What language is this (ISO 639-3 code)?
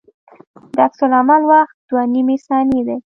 pus